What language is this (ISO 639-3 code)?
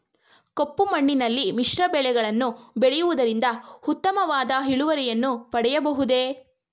kan